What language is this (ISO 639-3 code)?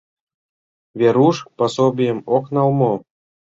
chm